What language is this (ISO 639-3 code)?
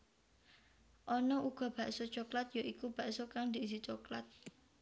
jav